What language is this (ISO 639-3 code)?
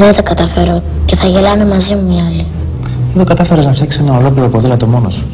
ell